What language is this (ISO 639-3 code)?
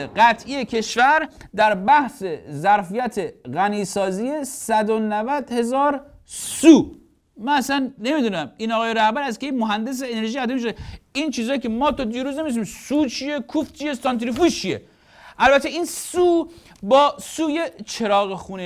fas